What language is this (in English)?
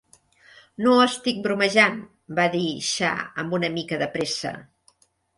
Catalan